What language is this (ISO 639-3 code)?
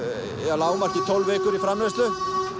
isl